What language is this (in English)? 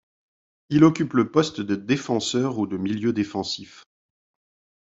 French